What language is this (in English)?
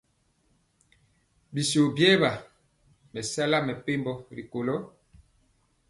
Mpiemo